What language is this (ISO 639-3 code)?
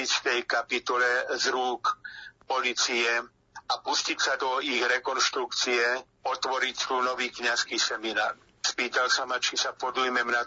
slk